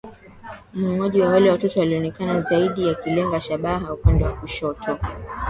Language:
Swahili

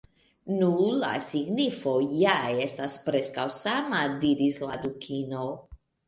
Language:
Esperanto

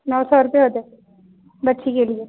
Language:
Urdu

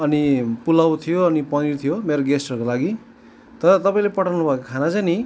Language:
Nepali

